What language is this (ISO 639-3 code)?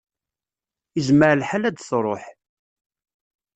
kab